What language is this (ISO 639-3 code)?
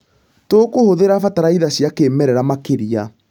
kik